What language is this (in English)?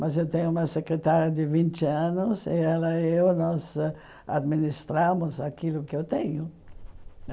Portuguese